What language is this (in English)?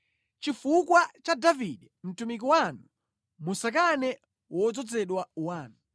Nyanja